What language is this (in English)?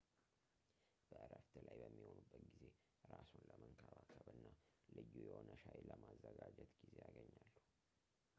Amharic